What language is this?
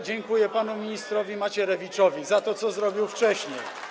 Polish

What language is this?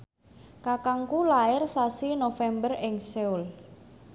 Javanese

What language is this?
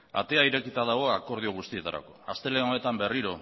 Basque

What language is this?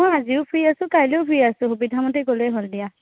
Assamese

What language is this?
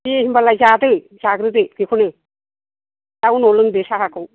Bodo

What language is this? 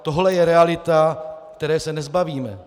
Czech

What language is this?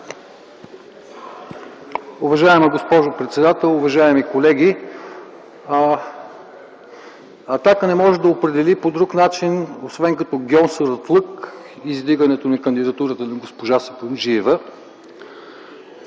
Bulgarian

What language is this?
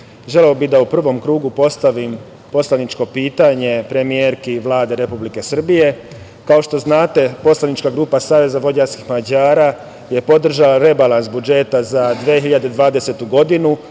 Serbian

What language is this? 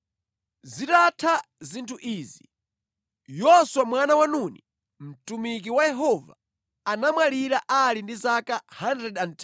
Nyanja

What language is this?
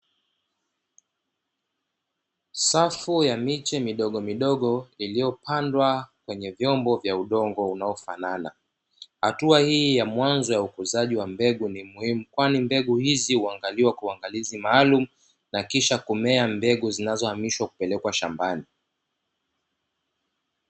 Swahili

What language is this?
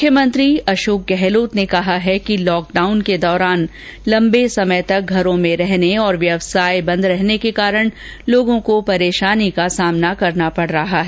Hindi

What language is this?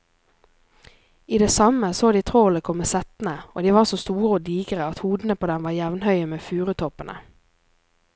Norwegian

